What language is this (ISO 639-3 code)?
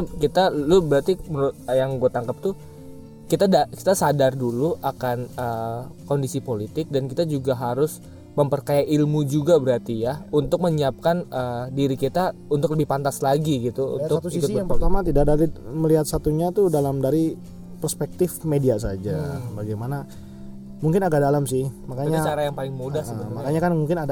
ind